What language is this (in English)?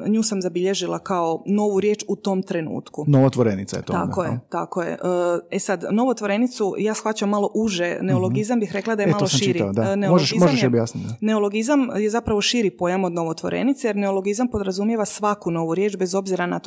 Croatian